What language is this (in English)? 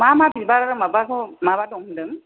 Bodo